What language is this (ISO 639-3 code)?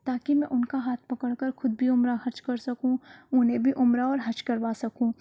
urd